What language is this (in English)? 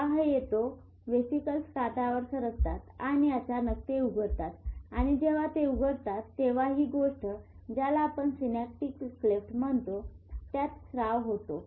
Marathi